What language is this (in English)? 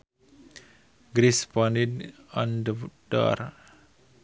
Sundanese